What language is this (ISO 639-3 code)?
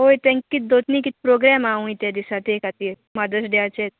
kok